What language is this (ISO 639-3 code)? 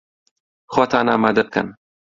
ckb